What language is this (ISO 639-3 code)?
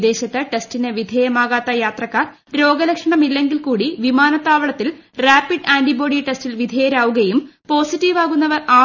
mal